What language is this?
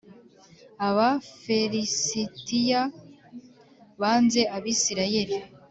Kinyarwanda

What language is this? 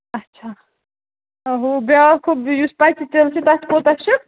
Kashmiri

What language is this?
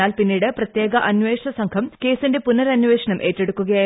Malayalam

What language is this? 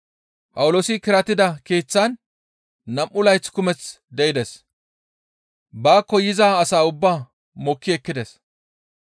Gamo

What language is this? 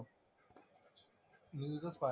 Marathi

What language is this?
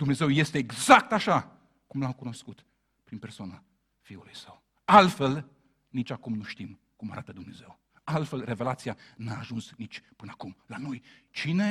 Romanian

